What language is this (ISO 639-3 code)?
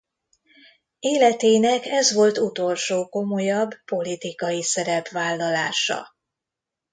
hun